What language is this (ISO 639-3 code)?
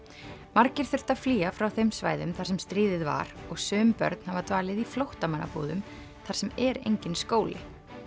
isl